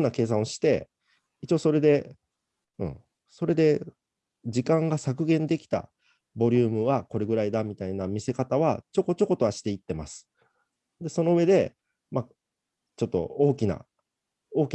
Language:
Japanese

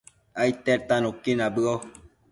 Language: Matsés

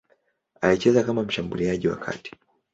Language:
Swahili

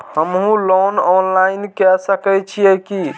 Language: Maithili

